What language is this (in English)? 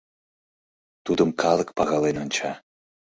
Mari